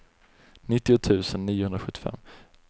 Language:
Swedish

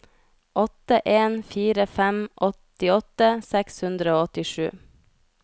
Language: Norwegian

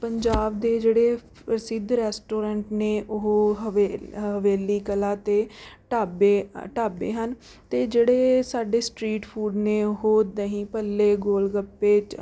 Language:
Punjabi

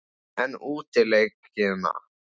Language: Icelandic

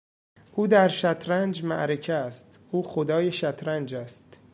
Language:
Persian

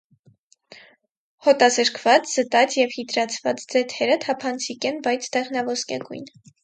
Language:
Armenian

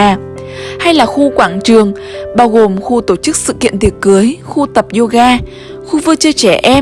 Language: Vietnamese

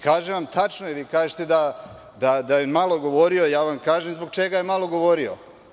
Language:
Serbian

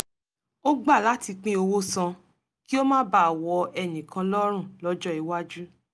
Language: Yoruba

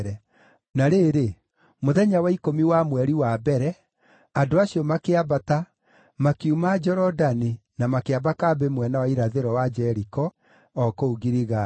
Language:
Kikuyu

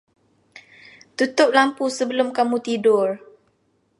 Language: Malay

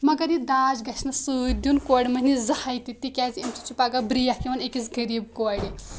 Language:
Kashmiri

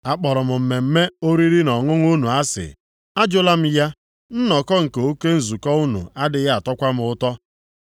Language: Igbo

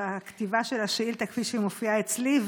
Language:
Hebrew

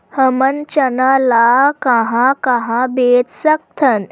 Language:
Chhattisgarhi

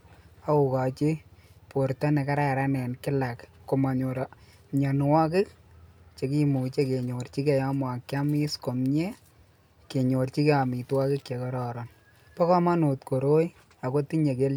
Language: Kalenjin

